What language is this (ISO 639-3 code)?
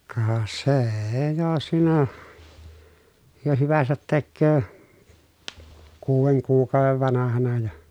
fin